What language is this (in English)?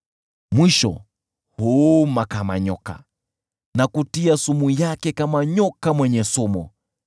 Swahili